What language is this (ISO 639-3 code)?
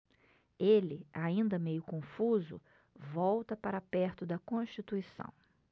por